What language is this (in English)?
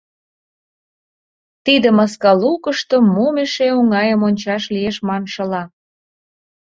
Mari